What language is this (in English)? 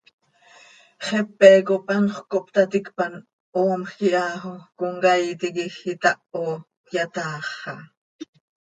Seri